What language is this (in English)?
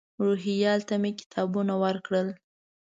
Pashto